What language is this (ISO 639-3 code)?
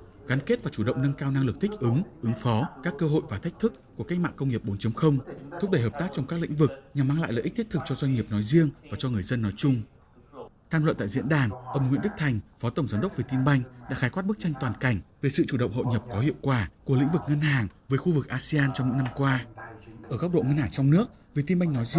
vie